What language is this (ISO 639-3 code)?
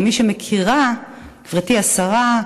heb